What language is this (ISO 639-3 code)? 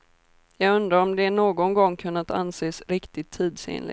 swe